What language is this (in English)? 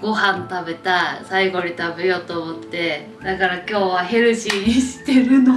Japanese